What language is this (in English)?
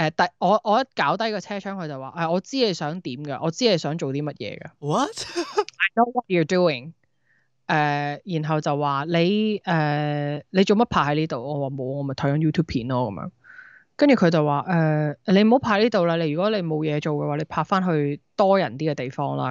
Chinese